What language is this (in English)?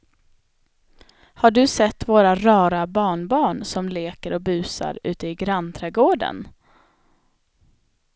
Swedish